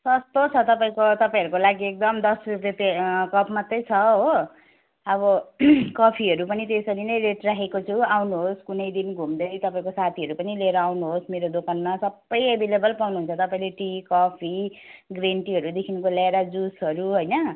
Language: Nepali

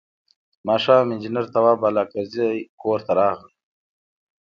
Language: Pashto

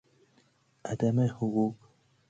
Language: Persian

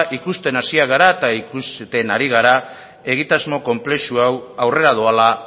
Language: Basque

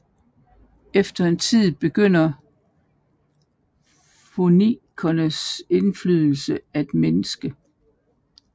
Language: Danish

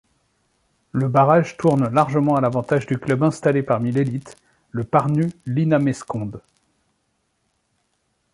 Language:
French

